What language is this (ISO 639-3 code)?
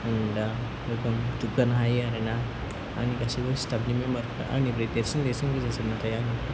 brx